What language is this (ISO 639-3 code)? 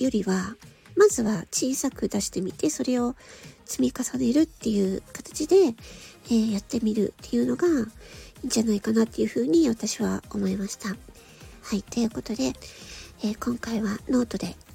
jpn